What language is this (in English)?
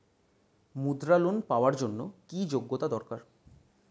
Bangla